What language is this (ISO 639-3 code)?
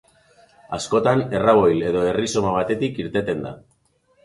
eus